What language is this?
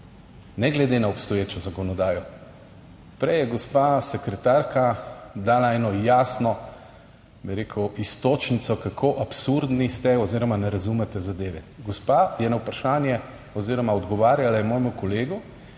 Slovenian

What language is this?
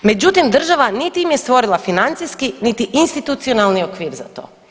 Croatian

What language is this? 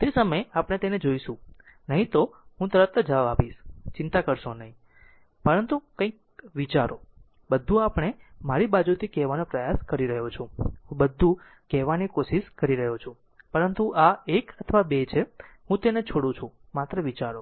Gujarati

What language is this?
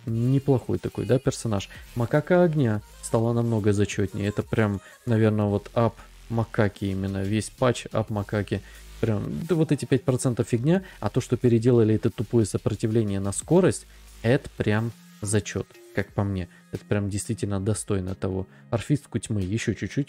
Russian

